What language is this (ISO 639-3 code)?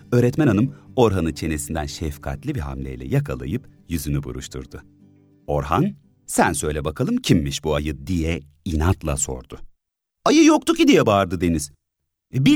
tur